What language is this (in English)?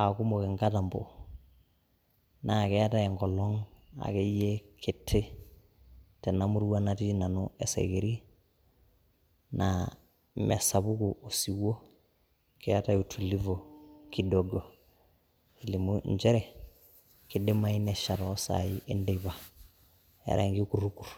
Masai